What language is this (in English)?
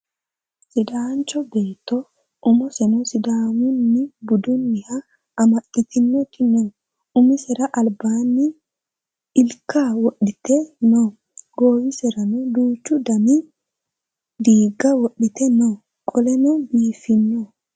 Sidamo